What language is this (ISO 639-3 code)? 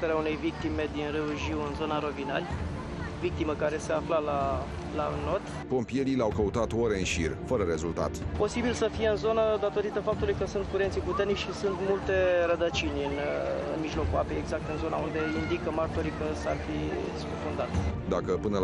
ron